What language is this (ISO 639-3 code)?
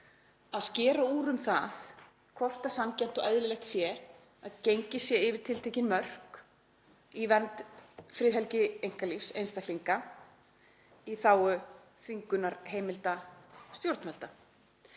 isl